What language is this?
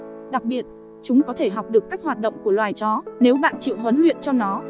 Vietnamese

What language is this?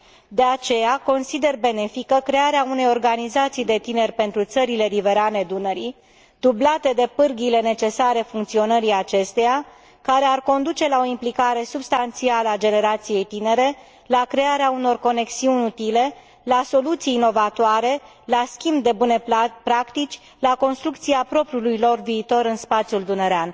Romanian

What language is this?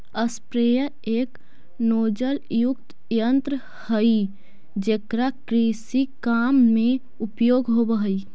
Magahi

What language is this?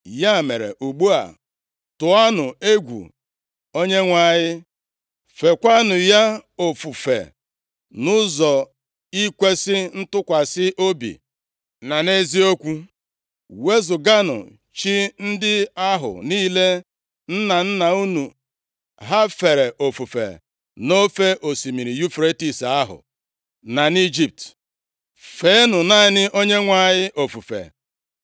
Igbo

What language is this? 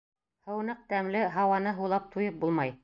Bashkir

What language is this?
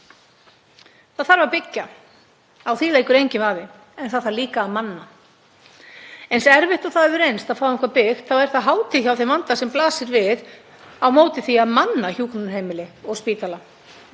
Icelandic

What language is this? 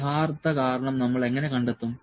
Malayalam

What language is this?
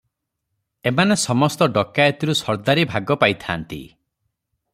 Odia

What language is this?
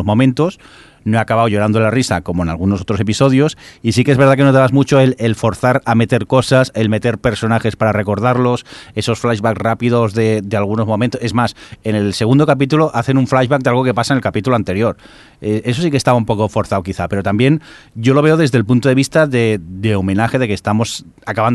Spanish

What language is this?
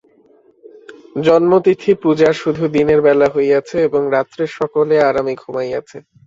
Bangla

